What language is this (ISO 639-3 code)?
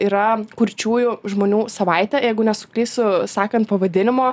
lit